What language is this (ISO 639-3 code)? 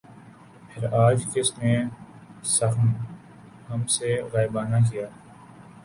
urd